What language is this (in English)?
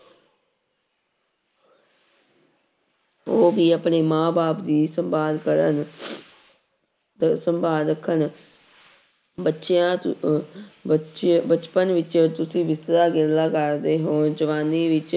Punjabi